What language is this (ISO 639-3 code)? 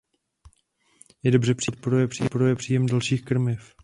ces